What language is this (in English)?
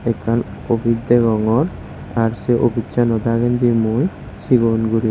Chakma